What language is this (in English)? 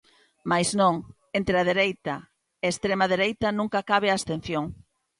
Galician